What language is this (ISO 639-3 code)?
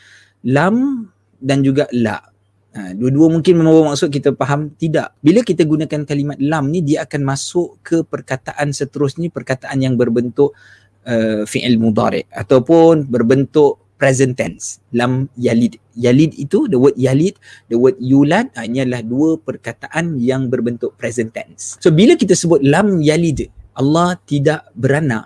msa